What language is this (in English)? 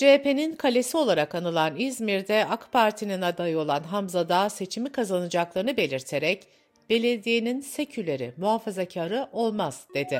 Turkish